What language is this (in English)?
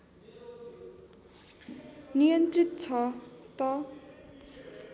Nepali